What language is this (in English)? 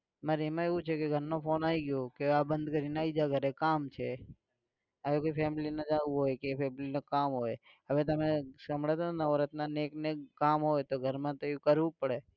Gujarati